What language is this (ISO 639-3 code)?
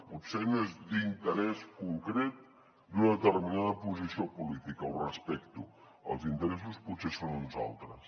cat